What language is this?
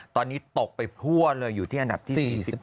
Thai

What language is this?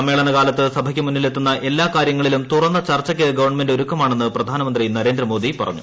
Malayalam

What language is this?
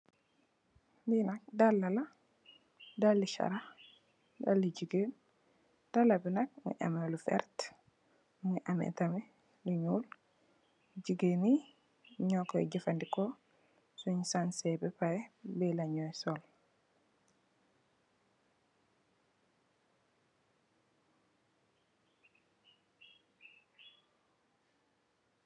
Wolof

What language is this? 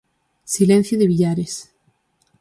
Galician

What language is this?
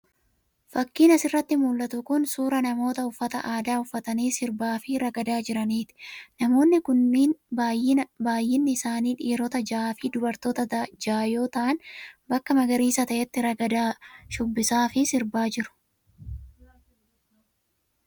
Oromo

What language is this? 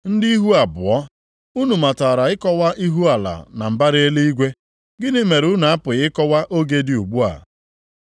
Igbo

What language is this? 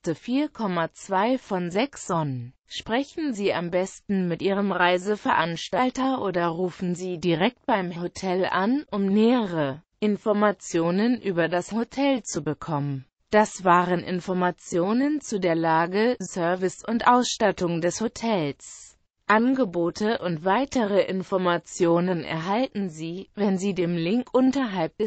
German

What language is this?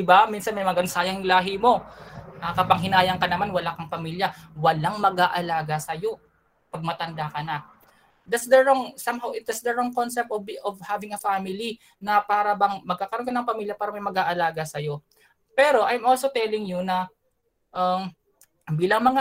Filipino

